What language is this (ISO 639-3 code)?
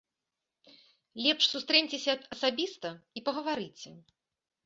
bel